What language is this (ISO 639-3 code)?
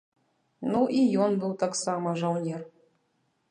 bel